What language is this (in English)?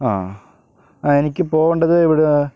Malayalam